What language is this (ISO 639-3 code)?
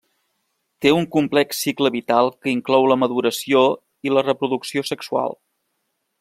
cat